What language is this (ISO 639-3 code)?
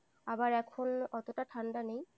ben